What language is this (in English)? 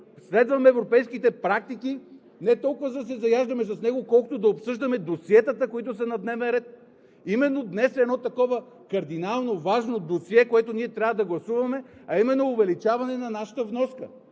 Bulgarian